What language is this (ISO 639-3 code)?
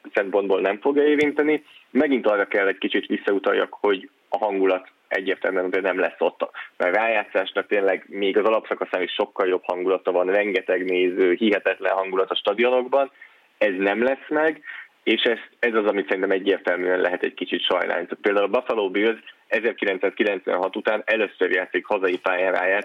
hun